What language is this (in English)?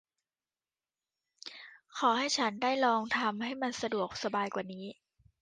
Thai